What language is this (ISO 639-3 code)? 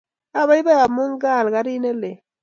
kln